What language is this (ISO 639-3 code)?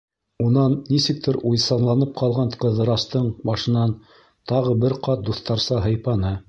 bak